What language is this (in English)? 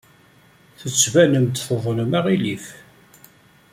Kabyle